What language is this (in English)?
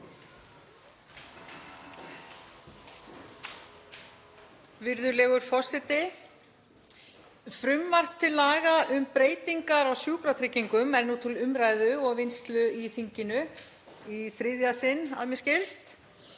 Icelandic